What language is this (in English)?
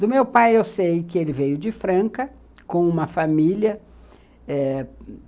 Portuguese